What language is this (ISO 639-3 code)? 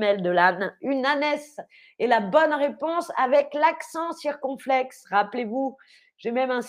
fra